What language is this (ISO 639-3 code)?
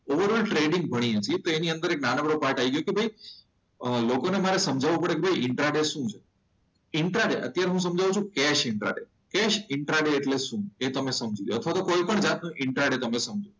guj